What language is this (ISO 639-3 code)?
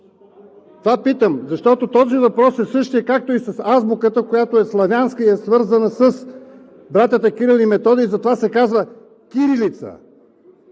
bul